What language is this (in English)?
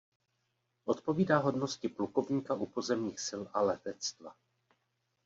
Czech